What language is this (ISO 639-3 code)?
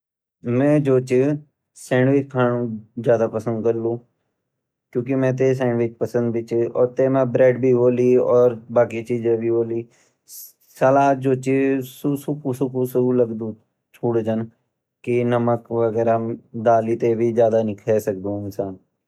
gbm